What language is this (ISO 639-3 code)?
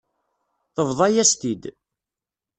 kab